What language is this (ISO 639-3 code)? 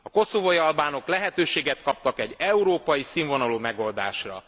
hun